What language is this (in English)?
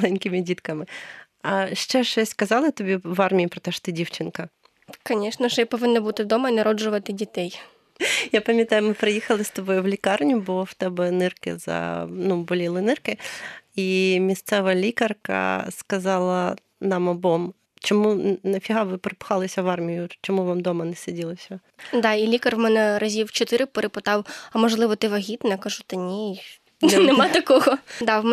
Ukrainian